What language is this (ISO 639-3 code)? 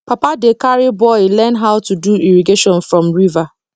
pcm